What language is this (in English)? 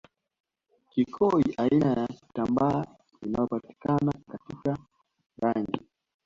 Swahili